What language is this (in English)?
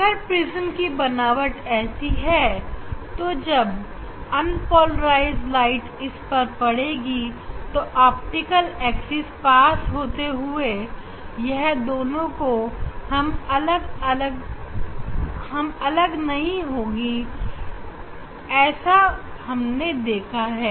Hindi